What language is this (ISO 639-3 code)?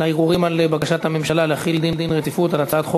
heb